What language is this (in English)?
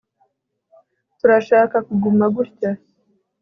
Kinyarwanda